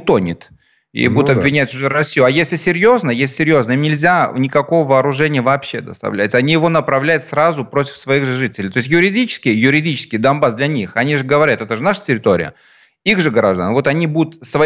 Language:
Russian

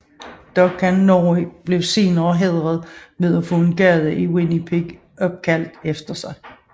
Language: Danish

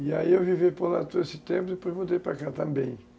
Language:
Portuguese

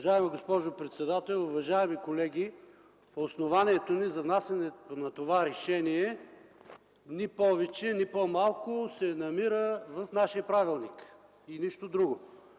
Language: Bulgarian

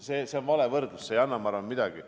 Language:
Estonian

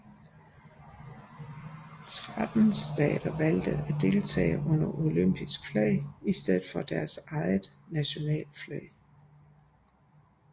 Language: Danish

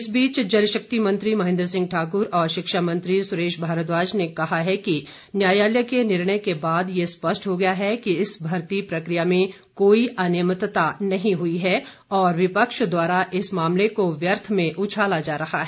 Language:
Hindi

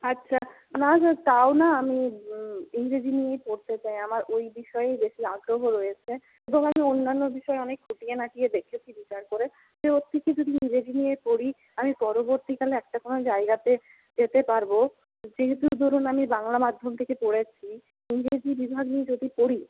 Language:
Bangla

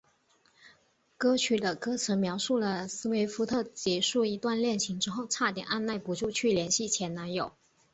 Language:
Chinese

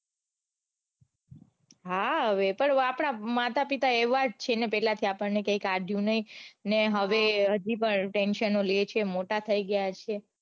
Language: Gujarati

